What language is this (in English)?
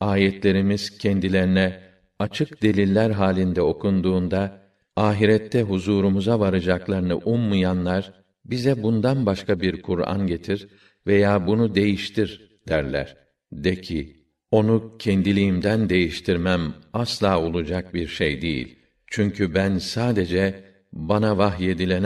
Turkish